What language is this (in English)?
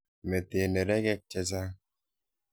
Kalenjin